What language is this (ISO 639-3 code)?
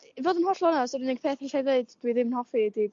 cym